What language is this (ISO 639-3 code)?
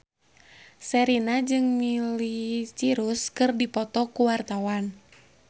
sun